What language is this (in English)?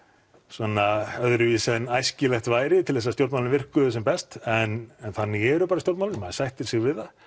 Icelandic